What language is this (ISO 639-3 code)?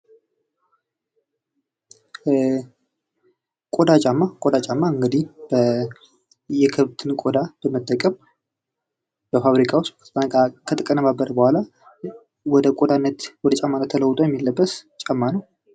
amh